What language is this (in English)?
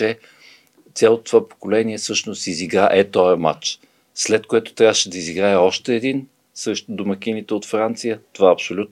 Bulgarian